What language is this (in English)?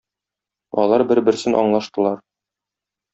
Tatar